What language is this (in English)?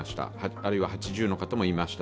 Japanese